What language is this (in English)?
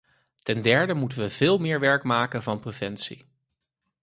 Dutch